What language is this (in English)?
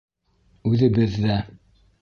Bashkir